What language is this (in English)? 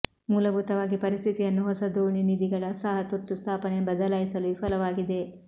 Kannada